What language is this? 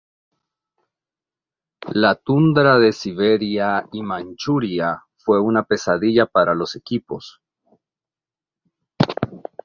Spanish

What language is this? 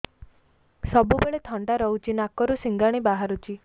Odia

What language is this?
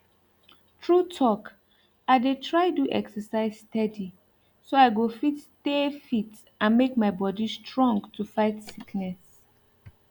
Nigerian Pidgin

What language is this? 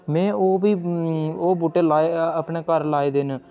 Dogri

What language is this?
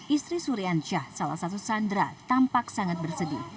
Indonesian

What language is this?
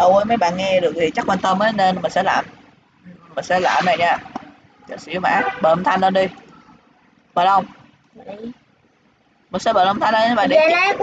Vietnamese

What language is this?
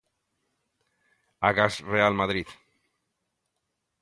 Galician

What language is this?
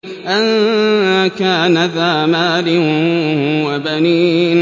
Arabic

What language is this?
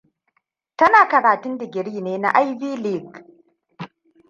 Hausa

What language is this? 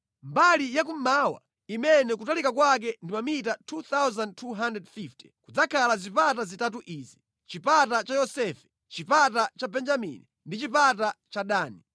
Nyanja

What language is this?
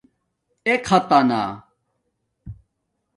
Domaaki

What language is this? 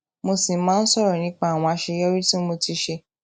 Yoruba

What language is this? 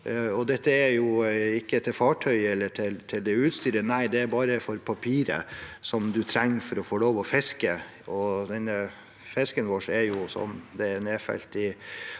Norwegian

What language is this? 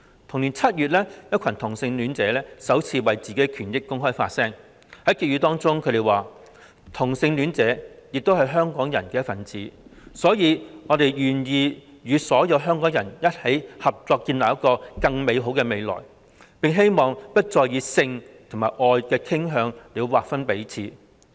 Cantonese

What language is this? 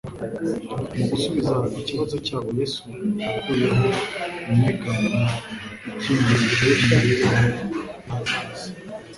Kinyarwanda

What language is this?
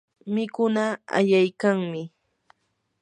Yanahuanca Pasco Quechua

